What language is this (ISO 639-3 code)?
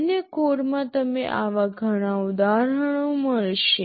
guj